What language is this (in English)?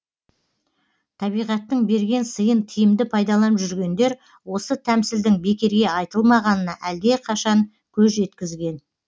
Kazakh